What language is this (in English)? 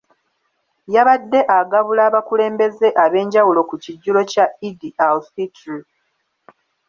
Ganda